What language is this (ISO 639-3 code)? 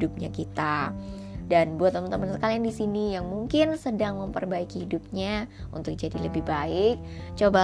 ind